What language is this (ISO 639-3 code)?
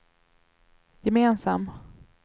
swe